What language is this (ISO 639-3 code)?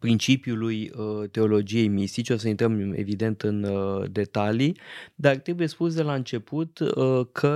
ron